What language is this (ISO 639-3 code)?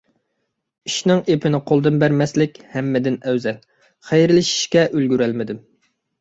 uig